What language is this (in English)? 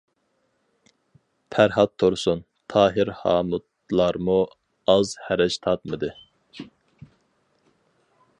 Uyghur